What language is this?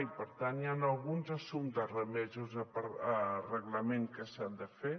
Catalan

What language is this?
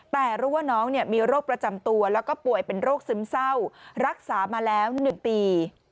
Thai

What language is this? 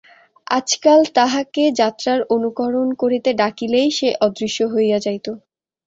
Bangla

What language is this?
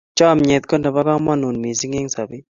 Kalenjin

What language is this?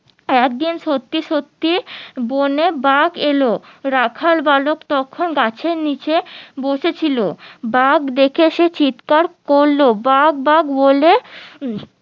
Bangla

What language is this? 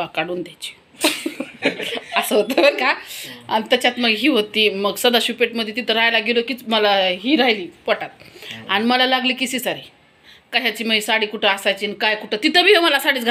Romanian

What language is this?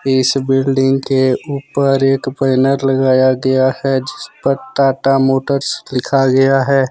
Hindi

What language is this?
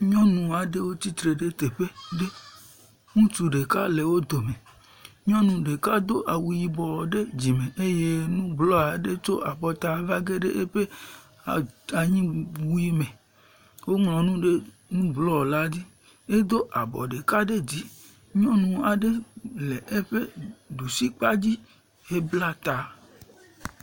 Ewe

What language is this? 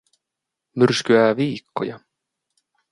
Finnish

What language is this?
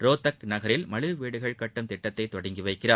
Tamil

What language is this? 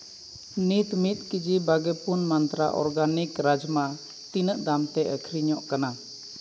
Santali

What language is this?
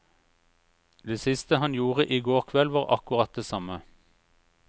Norwegian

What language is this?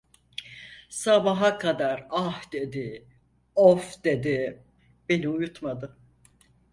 Turkish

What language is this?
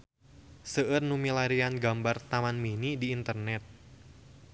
Sundanese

